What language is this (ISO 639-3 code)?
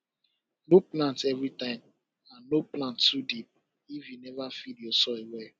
pcm